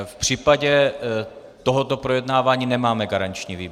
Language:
Czech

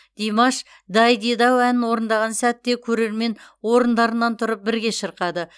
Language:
Kazakh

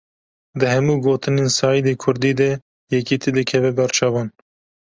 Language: Kurdish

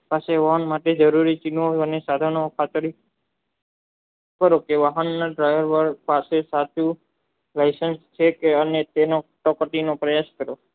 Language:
Gujarati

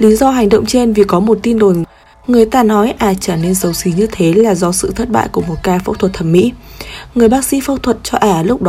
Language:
Vietnamese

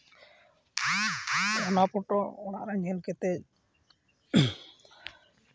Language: Santali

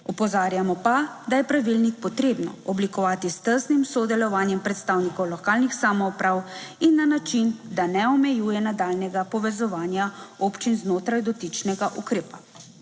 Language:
Slovenian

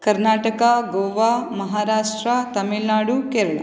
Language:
Sanskrit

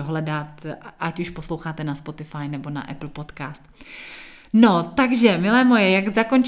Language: Czech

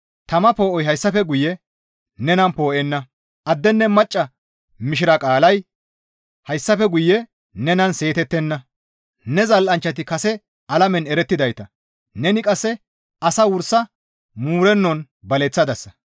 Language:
Gamo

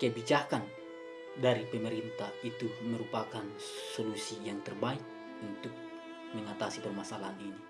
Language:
Indonesian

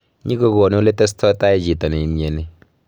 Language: Kalenjin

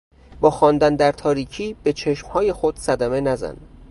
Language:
Persian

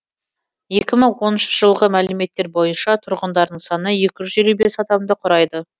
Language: Kazakh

